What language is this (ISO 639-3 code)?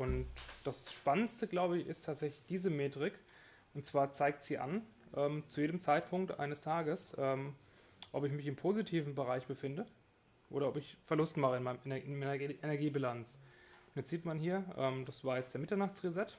deu